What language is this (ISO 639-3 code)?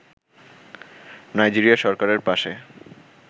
ben